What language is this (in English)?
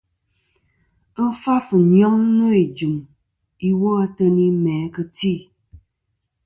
Kom